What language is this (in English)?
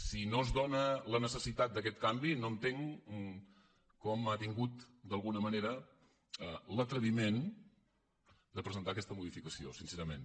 Catalan